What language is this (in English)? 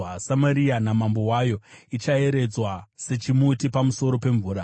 Shona